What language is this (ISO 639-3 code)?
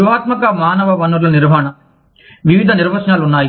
tel